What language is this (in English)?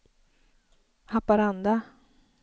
Swedish